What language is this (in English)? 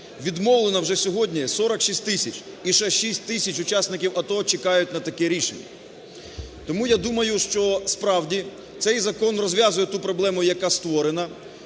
Ukrainian